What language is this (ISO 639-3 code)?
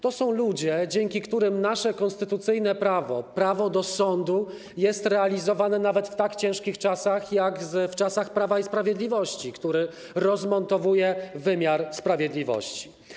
pol